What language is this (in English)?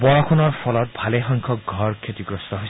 Assamese